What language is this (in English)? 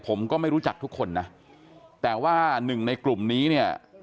Thai